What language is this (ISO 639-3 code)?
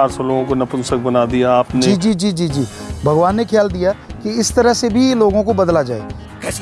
pan